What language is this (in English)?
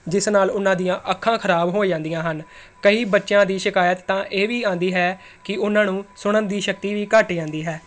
Punjabi